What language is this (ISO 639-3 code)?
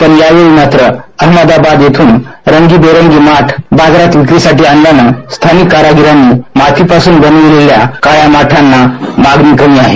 mar